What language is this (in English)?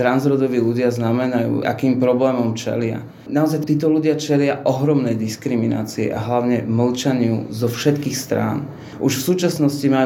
Slovak